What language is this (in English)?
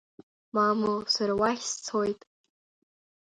Abkhazian